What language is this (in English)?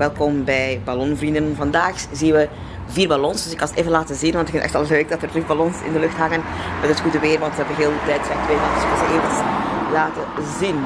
Dutch